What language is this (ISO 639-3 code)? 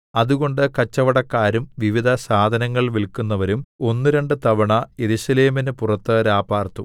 mal